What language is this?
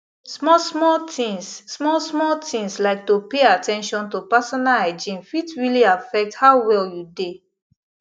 Nigerian Pidgin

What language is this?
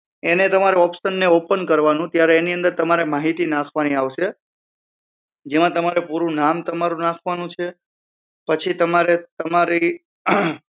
Gujarati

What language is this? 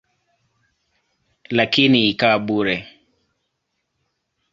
Swahili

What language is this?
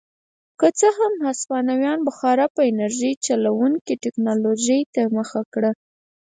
Pashto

